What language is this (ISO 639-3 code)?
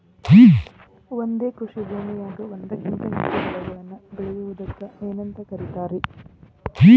kan